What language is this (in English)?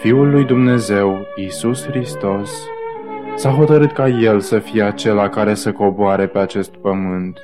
Romanian